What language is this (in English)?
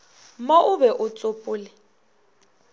Northern Sotho